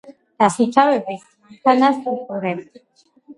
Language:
Georgian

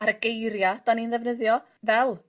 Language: Welsh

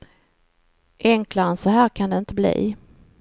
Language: Swedish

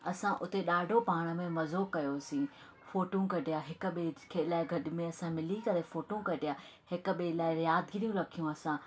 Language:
Sindhi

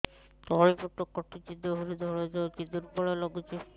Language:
Odia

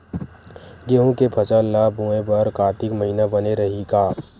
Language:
Chhattisgarhi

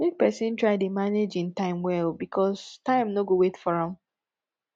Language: Nigerian Pidgin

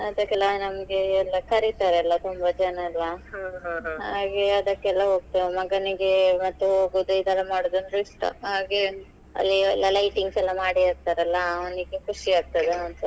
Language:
Kannada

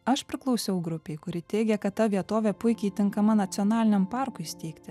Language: Lithuanian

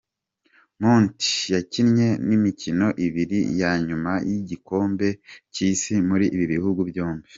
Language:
Kinyarwanda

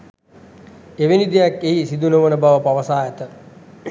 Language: Sinhala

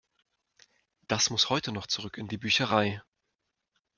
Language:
German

